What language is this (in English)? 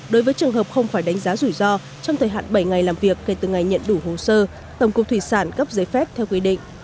Vietnamese